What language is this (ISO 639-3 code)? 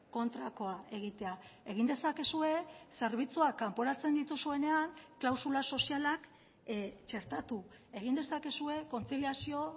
eus